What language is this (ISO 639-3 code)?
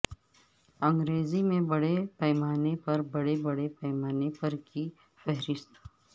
urd